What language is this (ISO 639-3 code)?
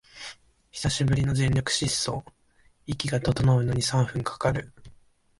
jpn